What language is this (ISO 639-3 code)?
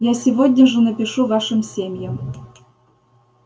rus